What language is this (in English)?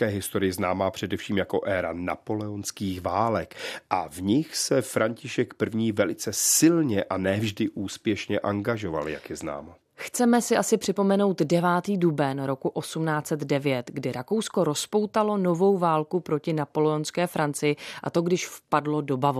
Czech